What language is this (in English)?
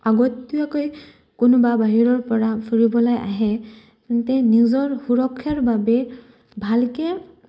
Assamese